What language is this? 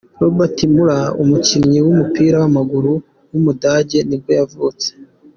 Kinyarwanda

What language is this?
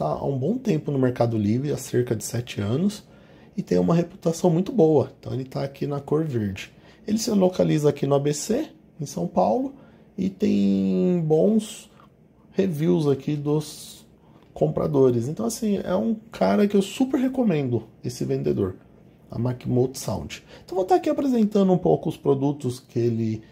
Portuguese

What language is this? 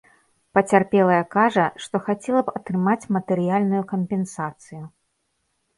Belarusian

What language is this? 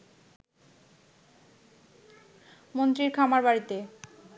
Bangla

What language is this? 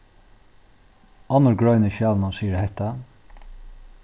Faroese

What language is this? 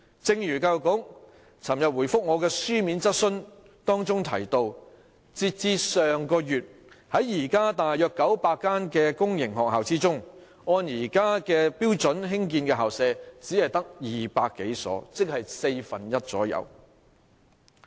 Cantonese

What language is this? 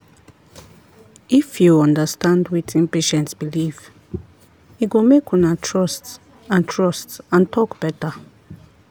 Nigerian Pidgin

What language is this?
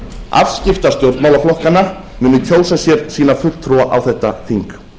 Icelandic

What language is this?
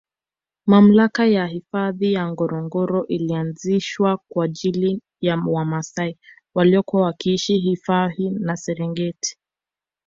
Swahili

